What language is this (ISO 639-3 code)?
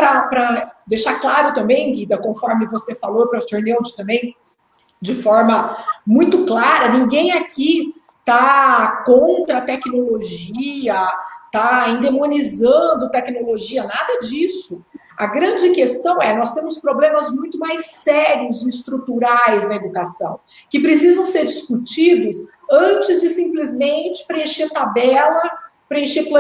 por